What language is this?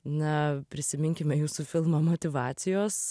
Lithuanian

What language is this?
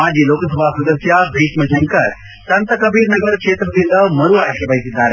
Kannada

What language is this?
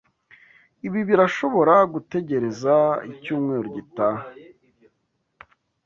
Kinyarwanda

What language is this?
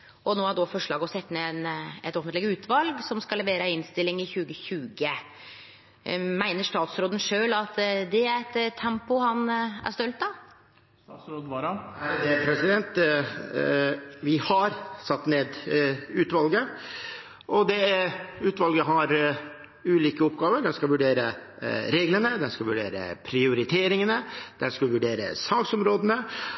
Norwegian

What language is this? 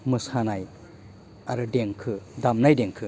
Bodo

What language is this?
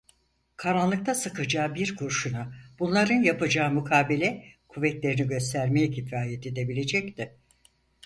Turkish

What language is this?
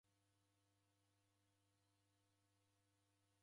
Taita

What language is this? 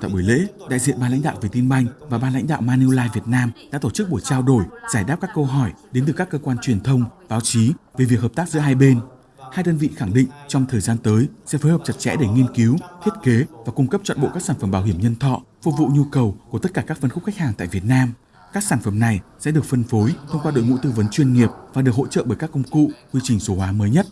Vietnamese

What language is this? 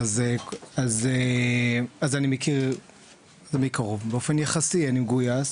Hebrew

